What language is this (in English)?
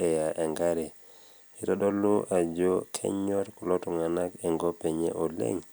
Masai